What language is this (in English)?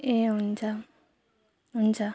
Nepali